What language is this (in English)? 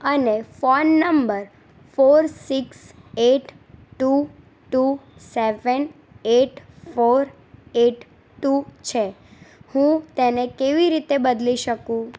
Gujarati